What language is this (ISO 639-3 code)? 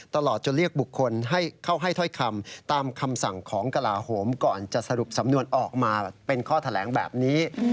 tha